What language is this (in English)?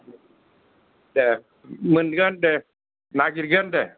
Bodo